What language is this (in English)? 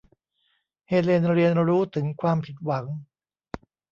Thai